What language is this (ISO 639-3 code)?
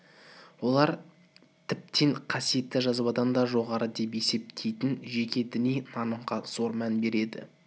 kaz